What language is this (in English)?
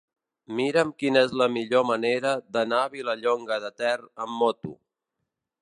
Catalan